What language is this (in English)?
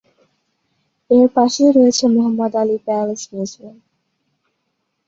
Bangla